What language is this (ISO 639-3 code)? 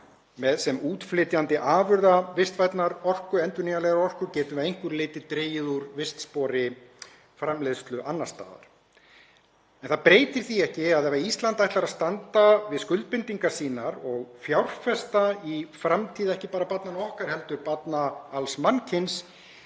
isl